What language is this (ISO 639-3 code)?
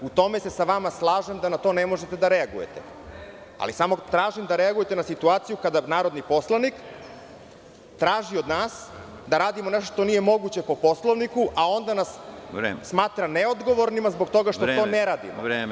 srp